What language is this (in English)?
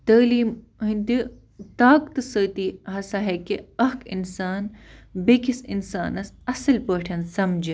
Kashmiri